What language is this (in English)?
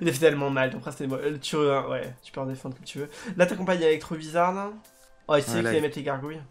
French